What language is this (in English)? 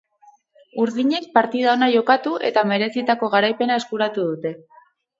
Basque